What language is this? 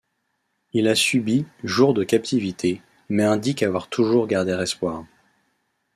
French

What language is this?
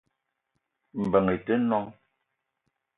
Eton (Cameroon)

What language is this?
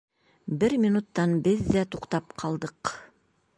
Bashkir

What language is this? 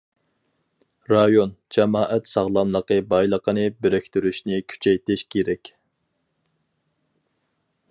Uyghur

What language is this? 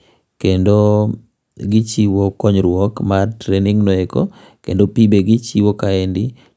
Luo (Kenya and Tanzania)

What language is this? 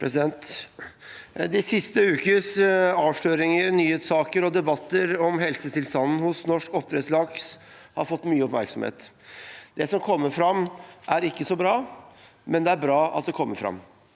Norwegian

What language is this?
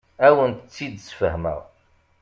Kabyle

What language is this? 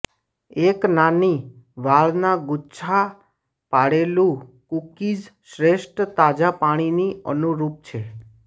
Gujarati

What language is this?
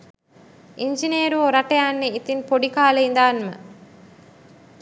Sinhala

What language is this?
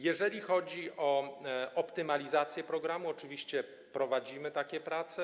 Polish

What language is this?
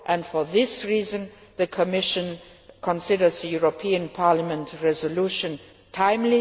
English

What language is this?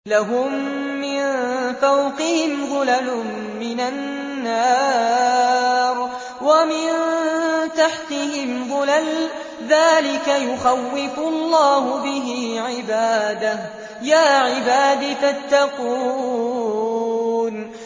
Arabic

